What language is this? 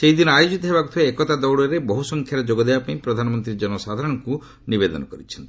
Odia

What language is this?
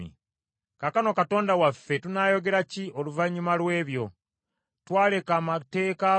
Ganda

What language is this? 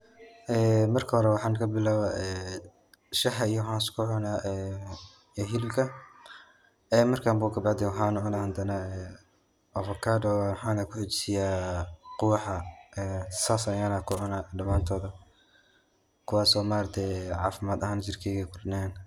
Somali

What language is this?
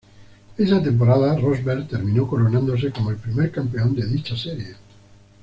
Spanish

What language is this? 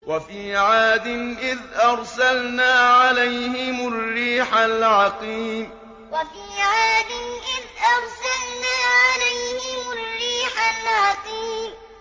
Arabic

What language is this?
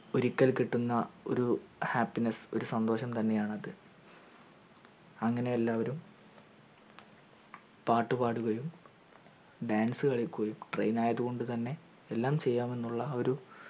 Malayalam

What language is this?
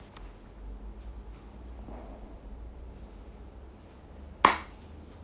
English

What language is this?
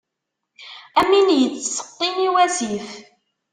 Kabyle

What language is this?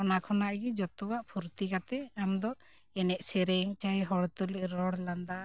Santali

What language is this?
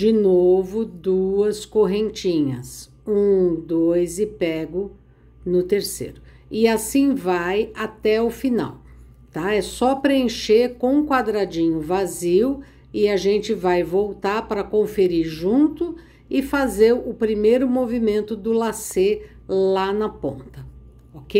Portuguese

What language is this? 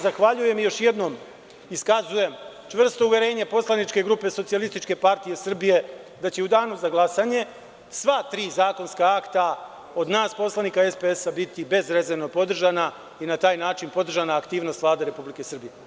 Serbian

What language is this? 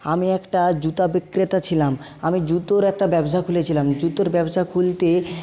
Bangla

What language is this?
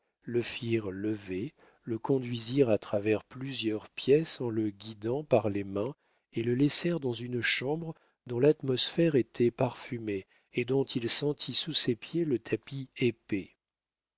French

